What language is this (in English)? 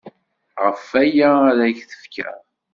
Kabyle